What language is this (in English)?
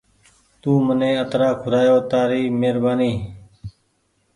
Goaria